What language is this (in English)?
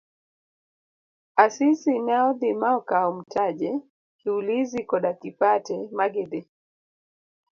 Luo (Kenya and Tanzania)